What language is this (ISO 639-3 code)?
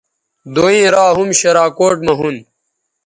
btv